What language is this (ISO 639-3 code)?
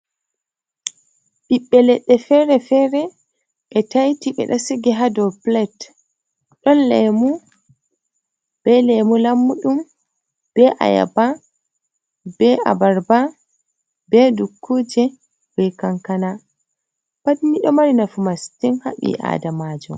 ful